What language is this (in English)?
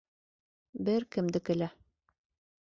Bashkir